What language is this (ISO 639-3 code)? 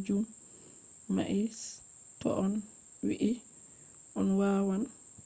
ful